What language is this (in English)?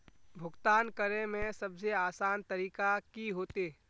Magahi